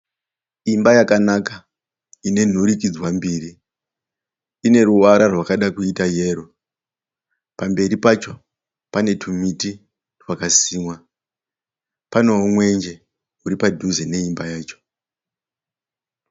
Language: Shona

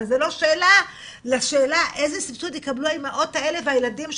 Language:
Hebrew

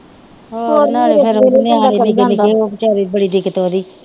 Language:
Punjabi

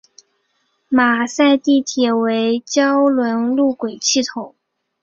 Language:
Chinese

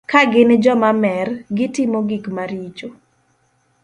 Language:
Luo (Kenya and Tanzania)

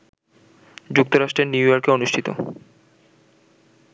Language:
Bangla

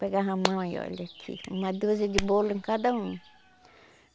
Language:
Portuguese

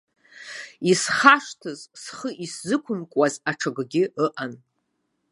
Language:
Abkhazian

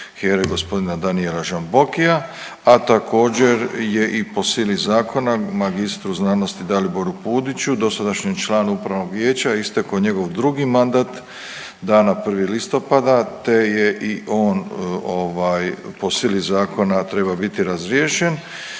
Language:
Croatian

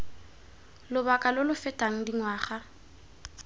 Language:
Tswana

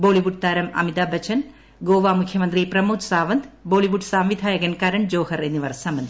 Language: Malayalam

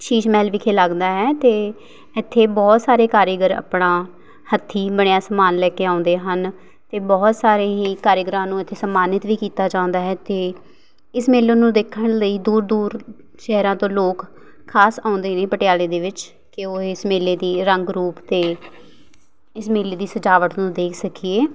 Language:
Punjabi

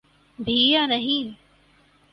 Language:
Urdu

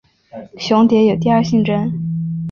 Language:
Chinese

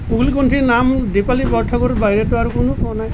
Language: Assamese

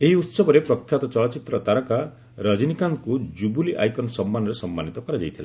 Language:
Odia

